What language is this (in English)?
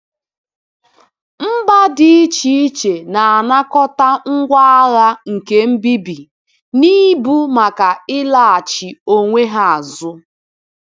Igbo